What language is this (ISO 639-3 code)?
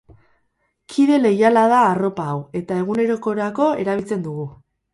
eus